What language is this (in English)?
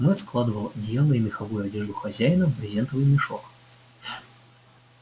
Russian